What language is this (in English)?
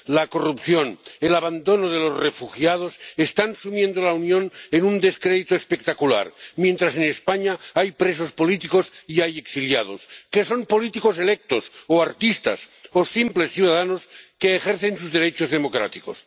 Spanish